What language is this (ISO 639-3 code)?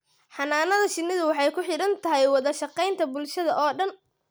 som